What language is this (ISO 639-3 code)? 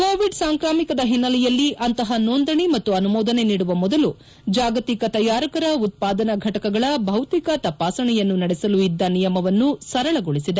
kan